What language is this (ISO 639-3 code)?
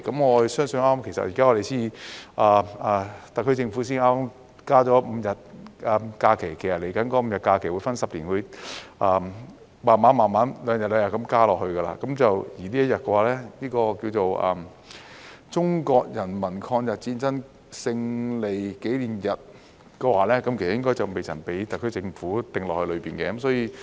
yue